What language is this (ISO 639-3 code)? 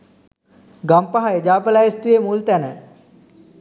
sin